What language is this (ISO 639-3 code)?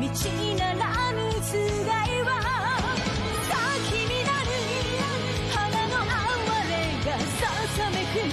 jpn